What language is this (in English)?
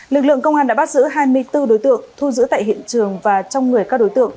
Vietnamese